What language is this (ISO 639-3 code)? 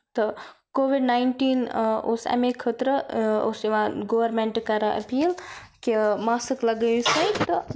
kas